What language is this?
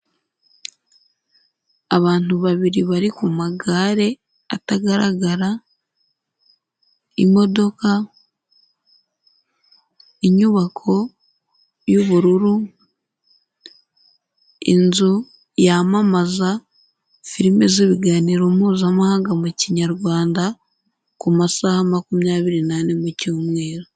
Kinyarwanda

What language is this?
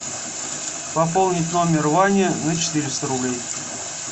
Russian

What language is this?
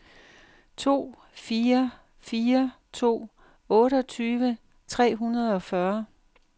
Danish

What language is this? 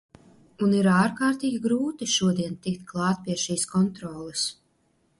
Latvian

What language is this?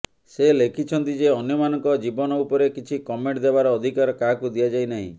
Odia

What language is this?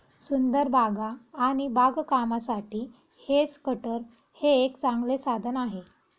Marathi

